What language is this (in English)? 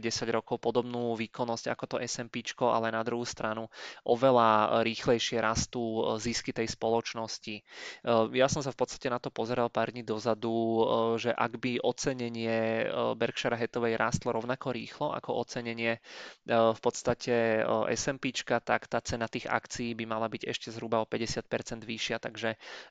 Czech